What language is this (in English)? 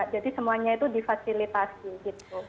Indonesian